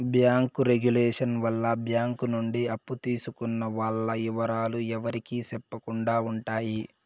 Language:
Telugu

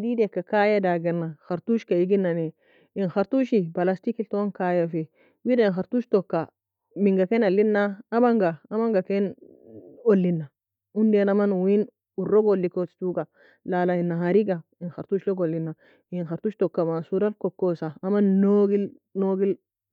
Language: Nobiin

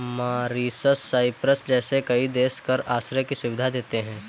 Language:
Hindi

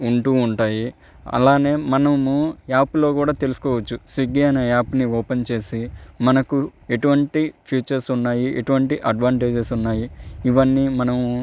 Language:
Telugu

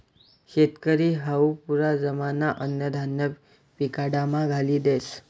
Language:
Marathi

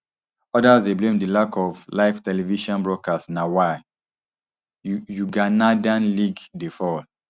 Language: Nigerian Pidgin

